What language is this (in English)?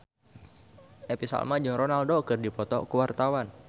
Sundanese